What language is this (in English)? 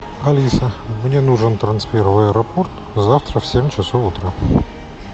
Russian